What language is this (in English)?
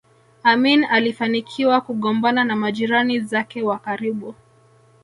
Swahili